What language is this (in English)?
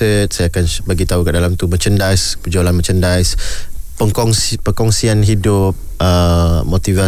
Malay